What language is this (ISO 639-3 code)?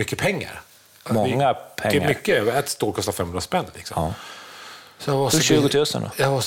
swe